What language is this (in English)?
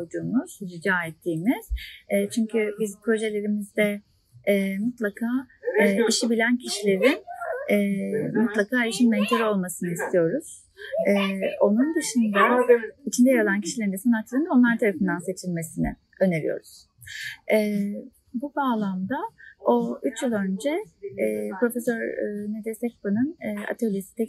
Turkish